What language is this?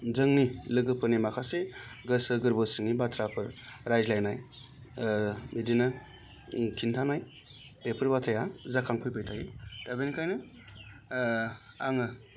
Bodo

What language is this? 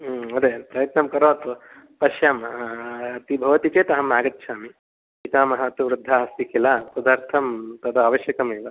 Sanskrit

